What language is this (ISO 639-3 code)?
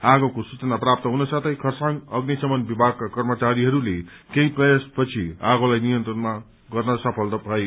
nep